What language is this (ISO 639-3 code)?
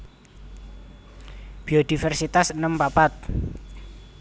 jav